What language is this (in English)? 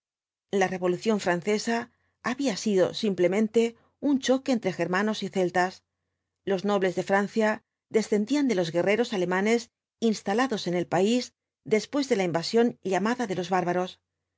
Spanish